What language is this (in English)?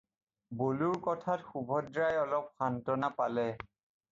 Assamese